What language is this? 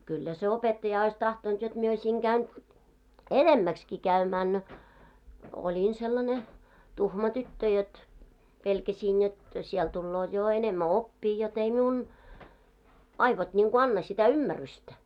Finnish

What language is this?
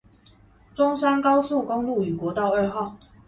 Chinese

